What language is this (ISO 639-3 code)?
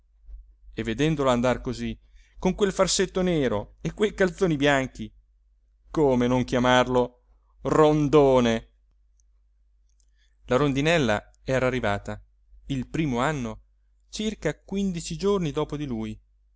ita